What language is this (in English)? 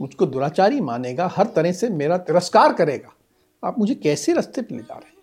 Hindi